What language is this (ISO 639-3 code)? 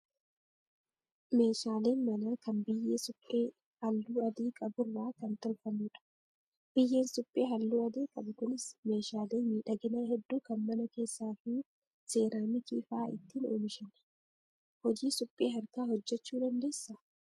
orm